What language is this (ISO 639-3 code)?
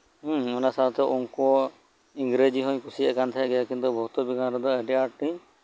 sat